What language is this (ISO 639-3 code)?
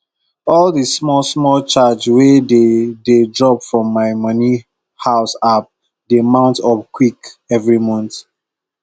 pcm